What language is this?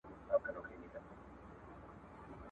Pashto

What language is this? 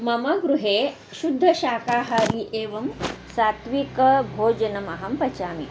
Sanskrit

